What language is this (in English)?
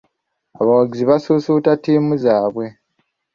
Ganda